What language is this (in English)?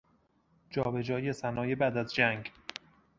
Persian